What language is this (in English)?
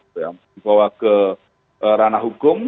Indonesian